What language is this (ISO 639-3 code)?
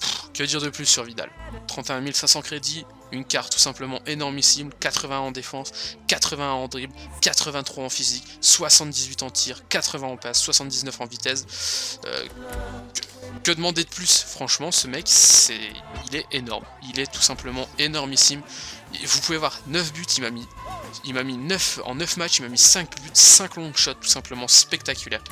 fra